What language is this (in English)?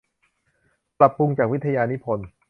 Thai